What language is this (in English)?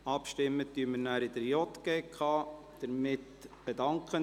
Swiss German